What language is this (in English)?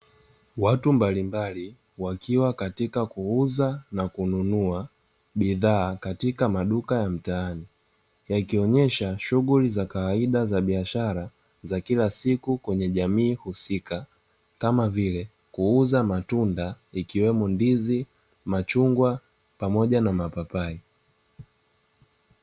Swahili